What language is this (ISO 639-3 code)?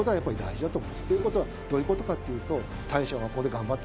jpn